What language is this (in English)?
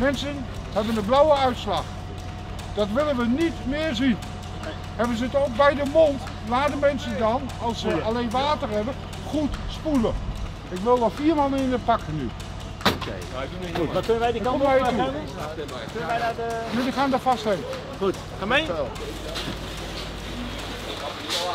Dutch